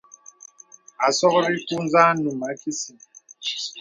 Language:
Bebele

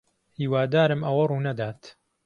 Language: Central Kurdish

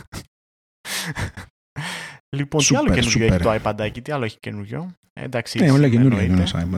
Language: Greek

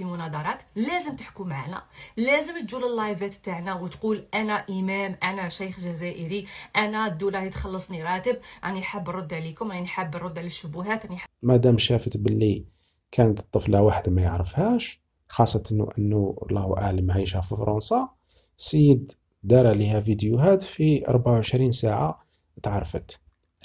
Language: Arabic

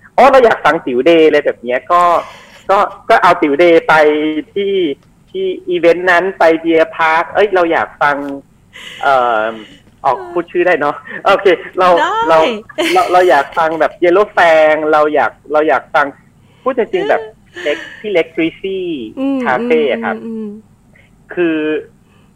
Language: Thai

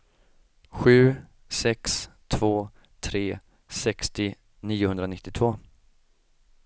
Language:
Swedish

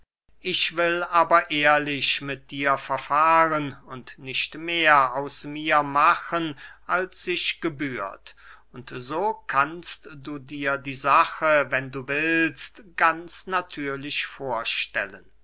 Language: German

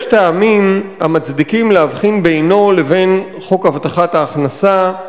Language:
Hebrew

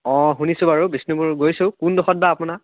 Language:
Assamese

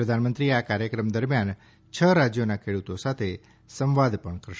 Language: Gujarati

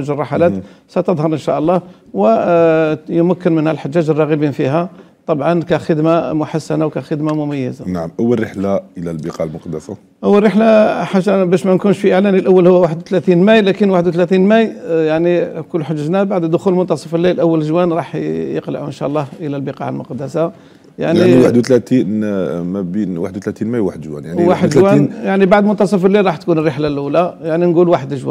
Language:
Arabic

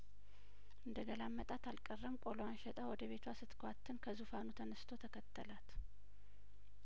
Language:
Amharic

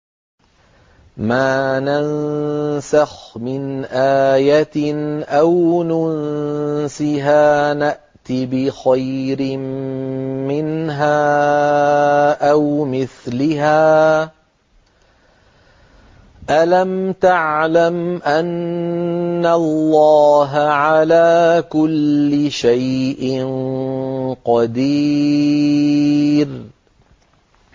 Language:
Arabic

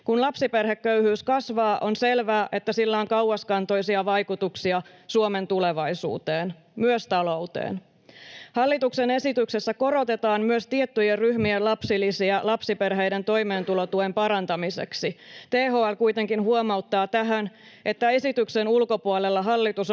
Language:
Finnish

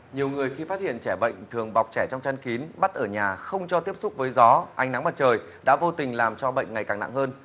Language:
Vietnamese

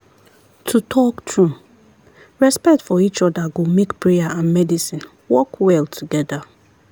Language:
Nigerian Pidgin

